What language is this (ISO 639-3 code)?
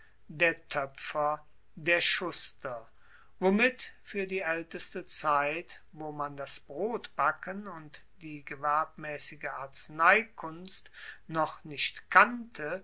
deu